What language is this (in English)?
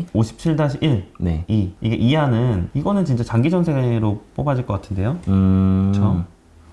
Korean